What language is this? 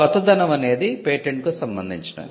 Telugu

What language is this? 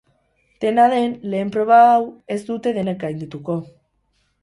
Basque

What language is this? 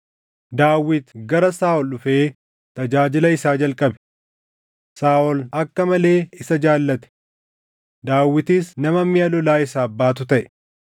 Oromo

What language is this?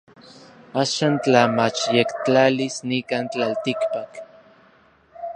Orizaba Nahuatl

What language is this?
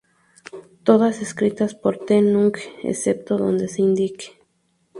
Spanish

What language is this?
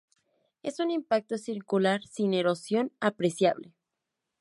Spanish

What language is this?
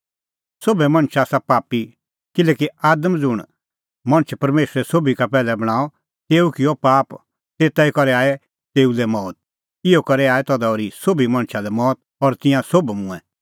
Kullu Pahari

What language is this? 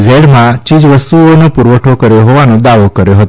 Gujarati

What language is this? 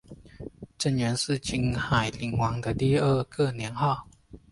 Chinese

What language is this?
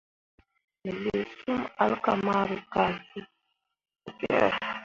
Mundang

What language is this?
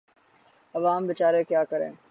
Urdu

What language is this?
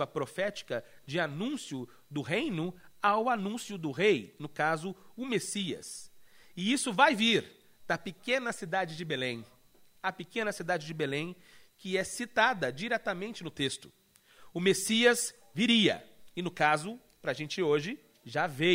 Portuguese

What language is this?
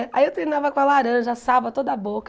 Portuguese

